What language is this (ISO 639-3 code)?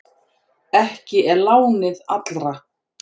isl